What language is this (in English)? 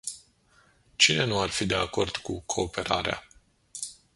Romanian